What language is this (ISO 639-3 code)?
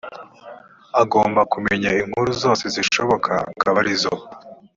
kin